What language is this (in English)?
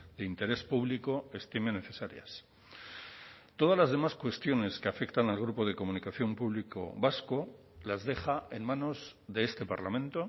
Spanish